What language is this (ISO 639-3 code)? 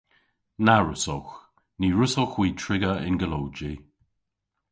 cor